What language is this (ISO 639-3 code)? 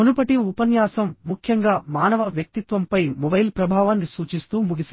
tel